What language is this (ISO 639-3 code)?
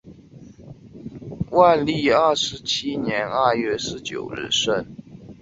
zho